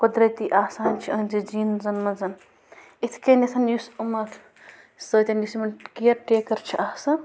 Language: Kashmiri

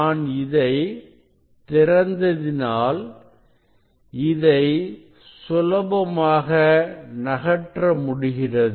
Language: Tamil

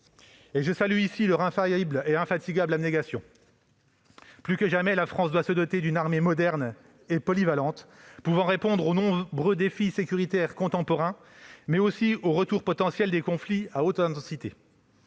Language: French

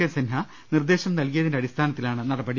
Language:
Malayalam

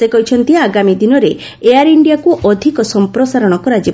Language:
Odia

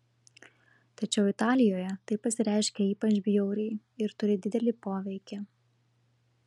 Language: Lithuanian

